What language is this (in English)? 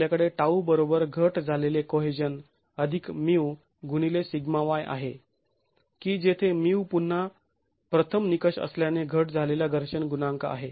Marathi